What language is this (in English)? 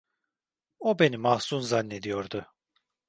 Turkish